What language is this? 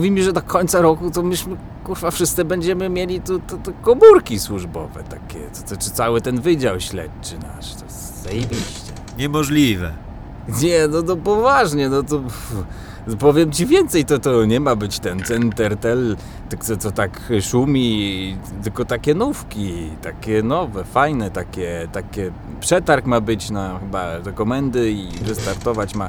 Polish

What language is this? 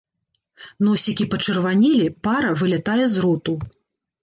Belarusian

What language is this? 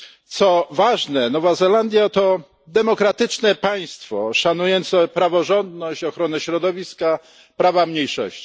Polish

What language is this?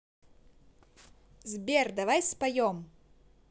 Russian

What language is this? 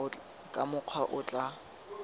Tswana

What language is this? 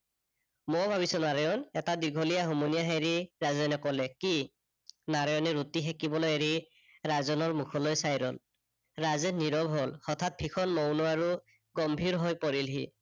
Assamese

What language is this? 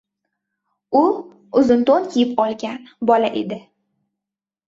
Uzbek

